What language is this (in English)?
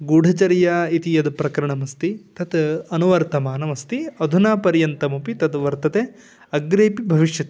Sanskrit